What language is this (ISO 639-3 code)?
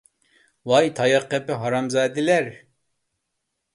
uig